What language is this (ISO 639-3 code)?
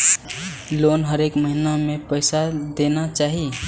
mai